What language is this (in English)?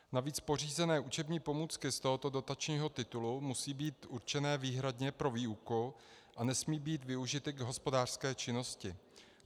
Czech